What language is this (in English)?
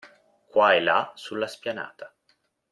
Italian